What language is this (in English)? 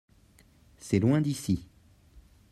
French